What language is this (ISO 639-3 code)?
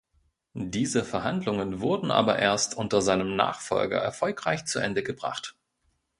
deu